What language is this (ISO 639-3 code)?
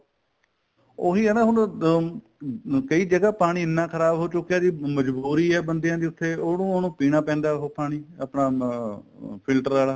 pan